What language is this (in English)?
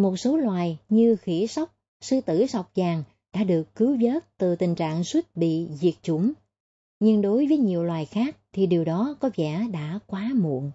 Vietnamese